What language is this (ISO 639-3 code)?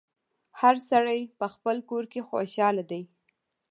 pus